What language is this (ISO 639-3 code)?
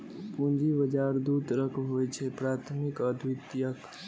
mai